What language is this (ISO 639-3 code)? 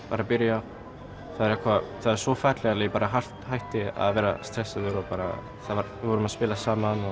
isl